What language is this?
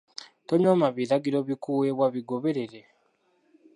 Ganda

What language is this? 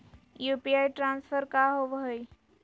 Magahi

